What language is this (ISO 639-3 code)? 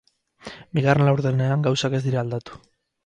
eus